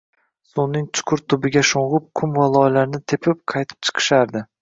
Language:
Uzbek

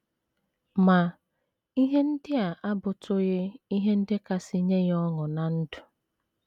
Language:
Igbo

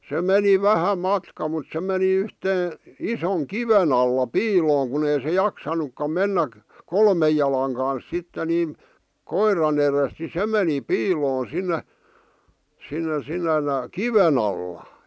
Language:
Finnish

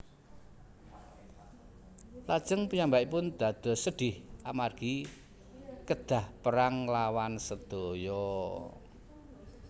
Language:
Javanese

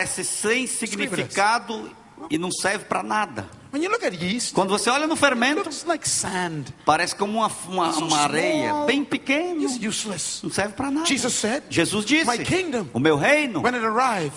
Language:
Portuguese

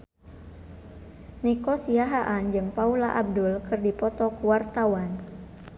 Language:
Sundanese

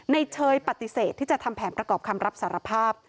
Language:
Thai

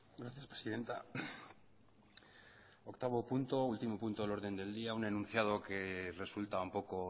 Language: Spanish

